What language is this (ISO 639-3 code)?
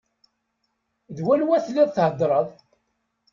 kab